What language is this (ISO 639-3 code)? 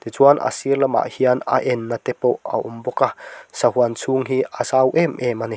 lus